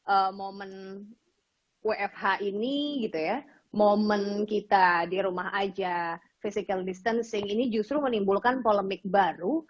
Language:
Indonesian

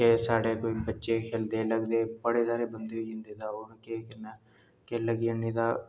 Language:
Dogri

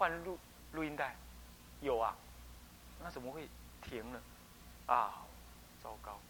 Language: Chinese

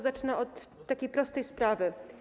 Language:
Polish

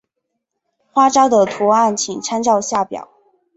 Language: Chinese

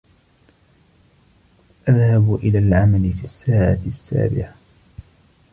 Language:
Arabic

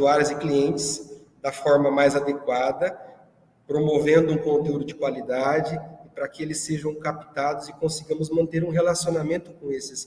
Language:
Portuguese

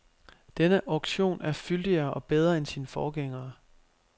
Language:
Danish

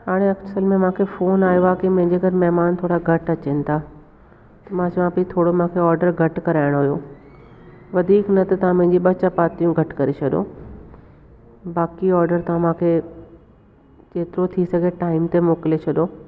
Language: Sindhi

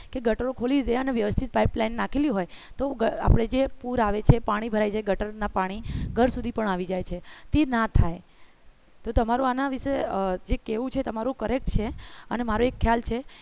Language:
Gujarati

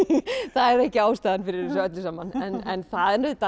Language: Icelandic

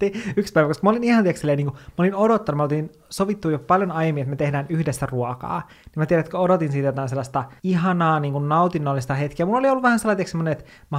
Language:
Finnish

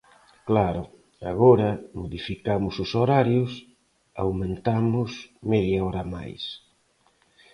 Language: Galician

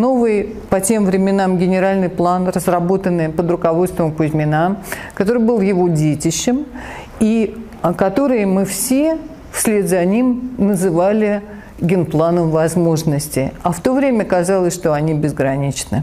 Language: Russian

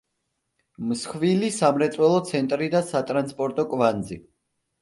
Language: Georgian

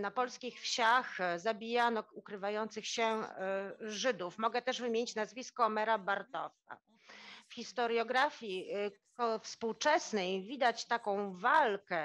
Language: Polish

